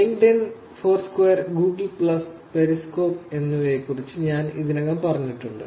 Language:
Malayalam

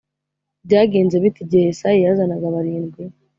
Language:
Kinyarwanda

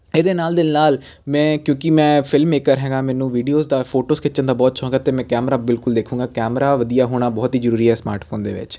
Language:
Punjabi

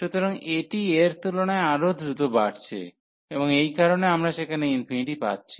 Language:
Bangla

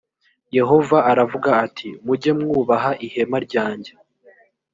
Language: Kinyarwanda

